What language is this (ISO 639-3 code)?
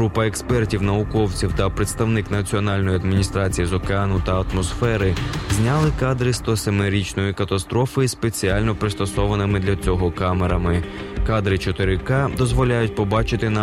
ukr